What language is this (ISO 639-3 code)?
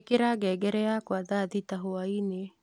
kik